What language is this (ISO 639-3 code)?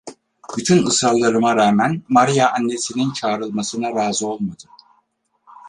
tur